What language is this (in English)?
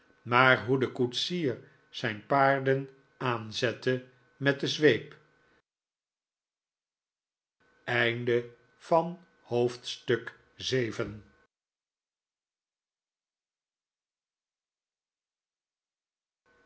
Dutch